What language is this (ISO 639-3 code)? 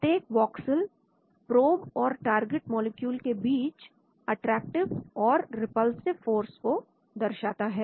hin